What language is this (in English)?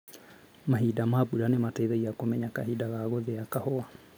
Kikuyu